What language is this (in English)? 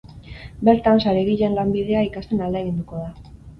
Basque